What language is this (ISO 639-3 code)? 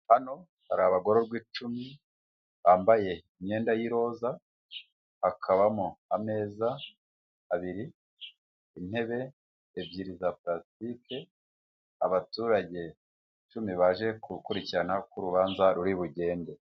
kin